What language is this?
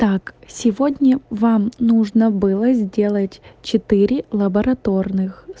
Russian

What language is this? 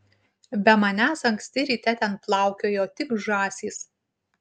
Lithuanian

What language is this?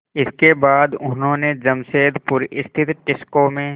Hindi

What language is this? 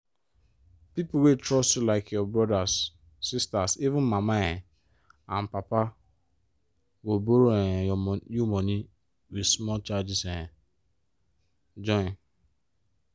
Nigerian Pidgin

